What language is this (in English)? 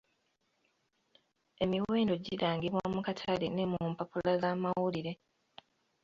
Ganda